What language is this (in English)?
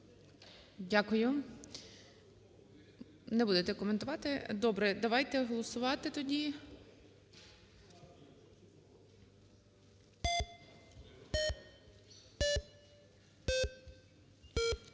Ukrainian